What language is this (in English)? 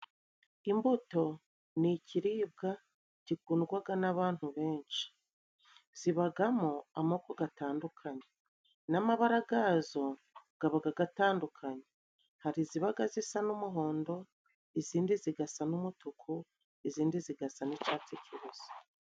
Kinyarwanda